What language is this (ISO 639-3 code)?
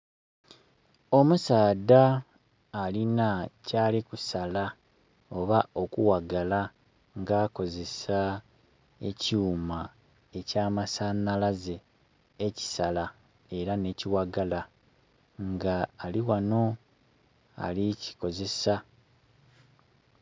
xog